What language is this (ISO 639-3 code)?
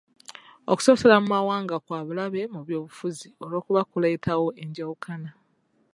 lug